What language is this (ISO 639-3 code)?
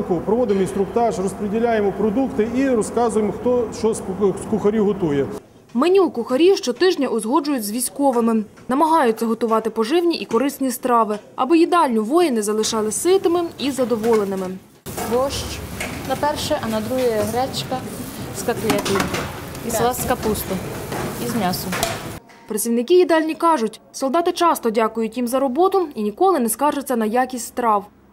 ukr